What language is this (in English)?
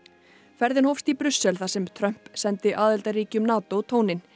Icelandic